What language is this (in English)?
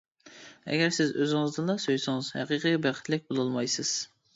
Uyghur